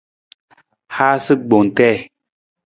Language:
Nawdm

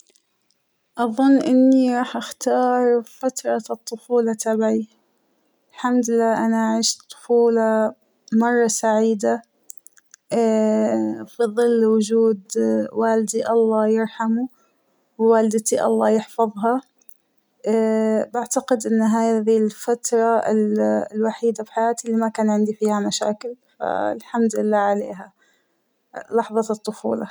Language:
Hijazi Arabic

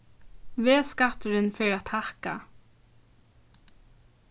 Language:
Faroese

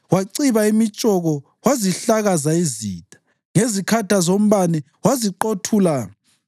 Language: North Ndebele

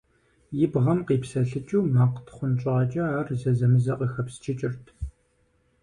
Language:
Kabardian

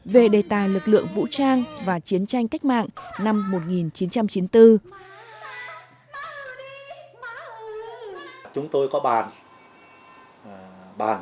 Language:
Vietnamese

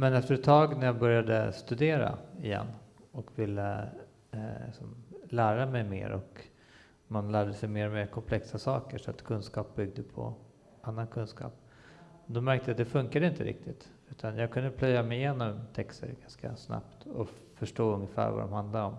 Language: Swedish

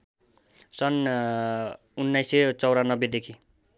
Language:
Nepali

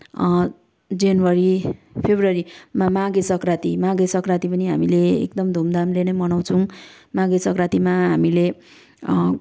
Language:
Nepali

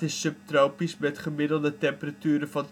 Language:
Dutch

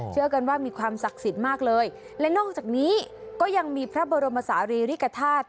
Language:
Thai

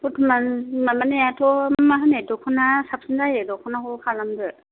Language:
Bodo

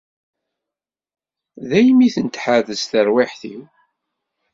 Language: Kabyle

